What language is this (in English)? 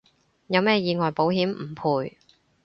Cantonese